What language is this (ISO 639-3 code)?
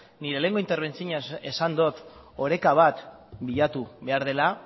eus